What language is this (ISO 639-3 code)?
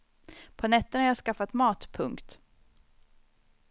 swe